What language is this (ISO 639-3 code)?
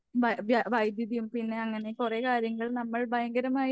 mal